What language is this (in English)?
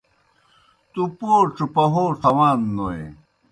Kohistani Shina